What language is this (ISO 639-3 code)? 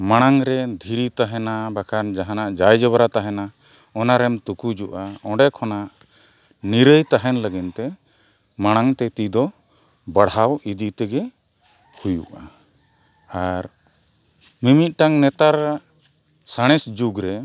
sat